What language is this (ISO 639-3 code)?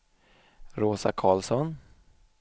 swe